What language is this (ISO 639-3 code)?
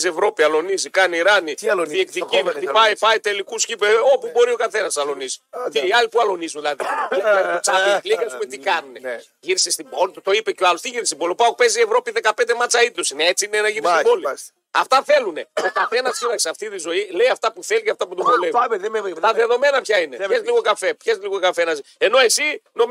ell